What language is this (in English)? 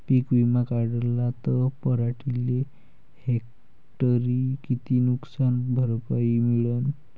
Marathi